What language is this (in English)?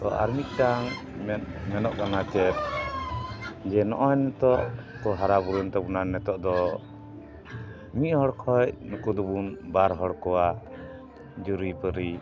Santali